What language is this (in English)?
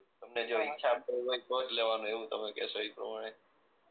Gujarati